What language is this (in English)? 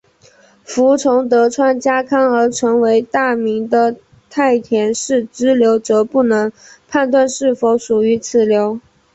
Chinese